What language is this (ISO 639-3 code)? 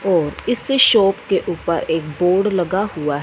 hin